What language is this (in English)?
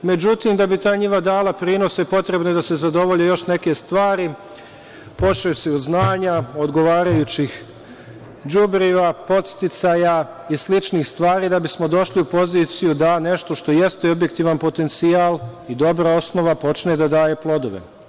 Serbian